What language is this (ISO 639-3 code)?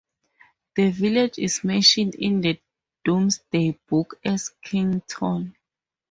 eng